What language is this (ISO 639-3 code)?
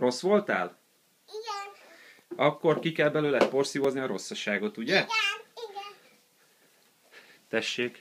hun